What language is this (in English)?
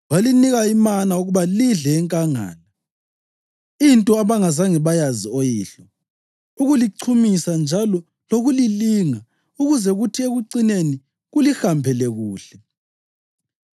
North Ndebele